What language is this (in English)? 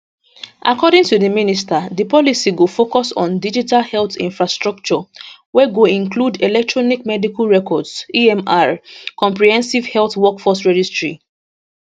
Nigerian Pidgin